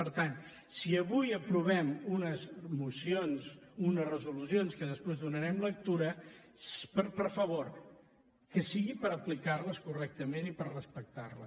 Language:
Catalan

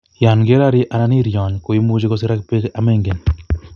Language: Kalenjin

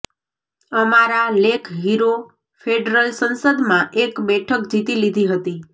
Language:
Gujarati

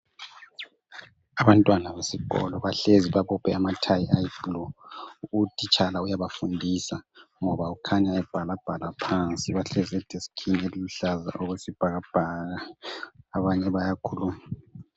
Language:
North Ndebele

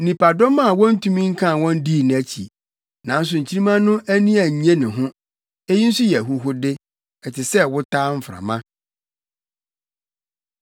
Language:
Akan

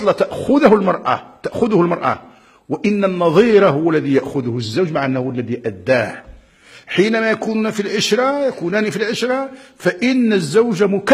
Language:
Arabic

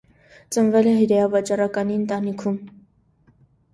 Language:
Armenian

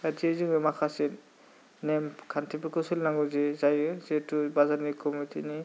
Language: Bodo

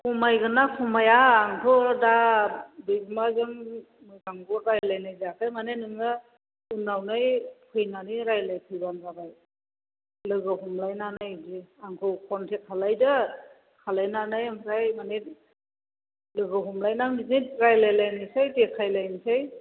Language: Bodo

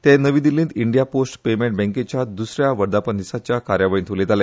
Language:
Konkani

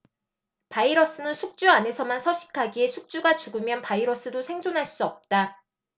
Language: Korean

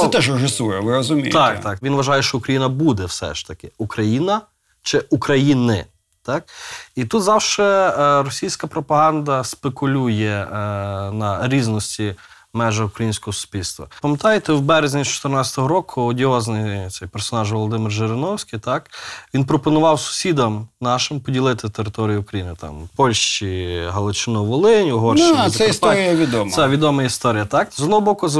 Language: Ukrainian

